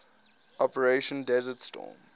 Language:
English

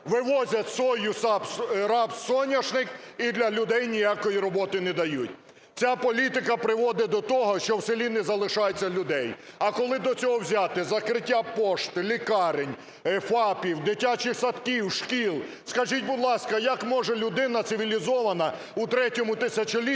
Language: Ukrainian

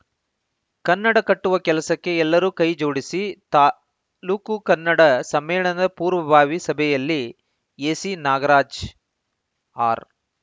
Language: Kannada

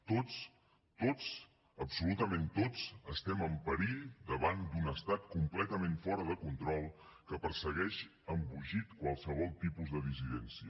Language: Catalan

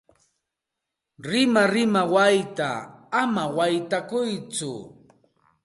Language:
Santa Ana de Tusi Pasco Quechua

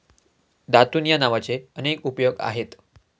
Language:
Marathi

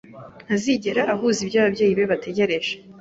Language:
Kinyarwanda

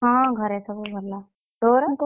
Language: Odia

